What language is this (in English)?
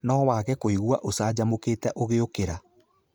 Kikuyu